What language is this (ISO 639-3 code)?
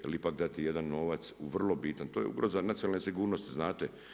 hrv